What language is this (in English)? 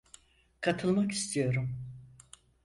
Turkish